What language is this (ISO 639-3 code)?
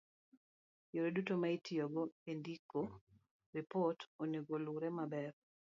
luo